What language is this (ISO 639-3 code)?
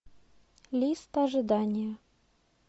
rus